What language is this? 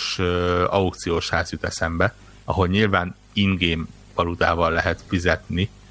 Hungarian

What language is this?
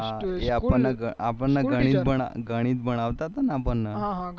Gujarati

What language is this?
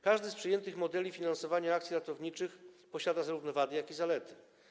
Polish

